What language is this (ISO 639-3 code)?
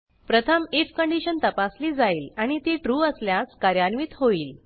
mar